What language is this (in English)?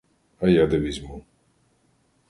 Ukrainian